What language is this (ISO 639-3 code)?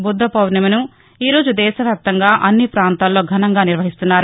tel